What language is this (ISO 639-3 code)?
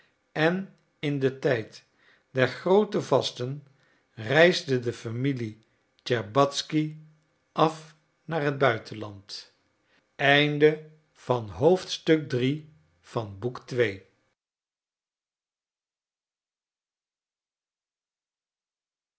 nld